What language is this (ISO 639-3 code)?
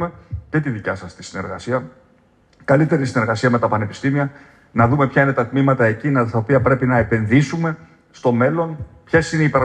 ell